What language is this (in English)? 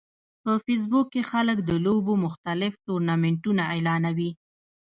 Pashto